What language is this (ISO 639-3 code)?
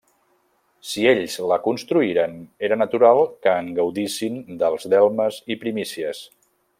cat